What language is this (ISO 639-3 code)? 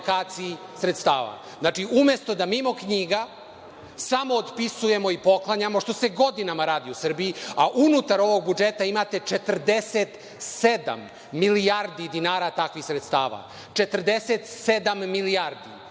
srp